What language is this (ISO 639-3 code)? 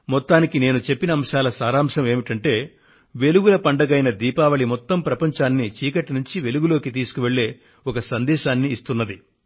tel